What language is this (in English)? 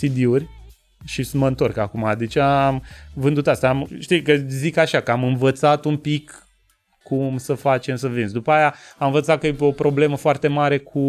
Romanian